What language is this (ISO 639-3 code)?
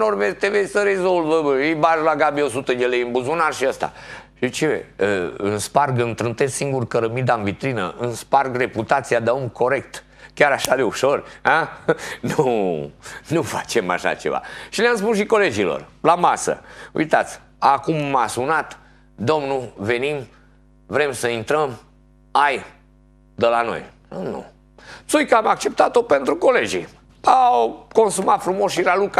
ron